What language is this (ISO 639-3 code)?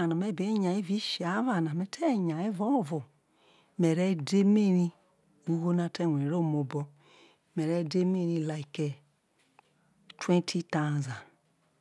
iso